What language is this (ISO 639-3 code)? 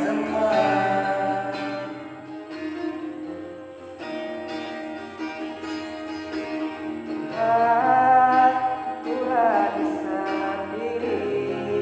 ind